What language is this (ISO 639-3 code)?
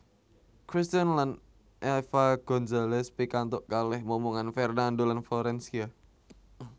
jav